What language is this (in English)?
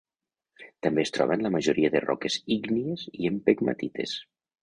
Catalan